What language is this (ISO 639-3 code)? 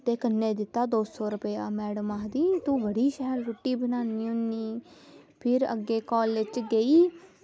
doi